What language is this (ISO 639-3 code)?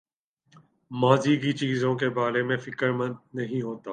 urd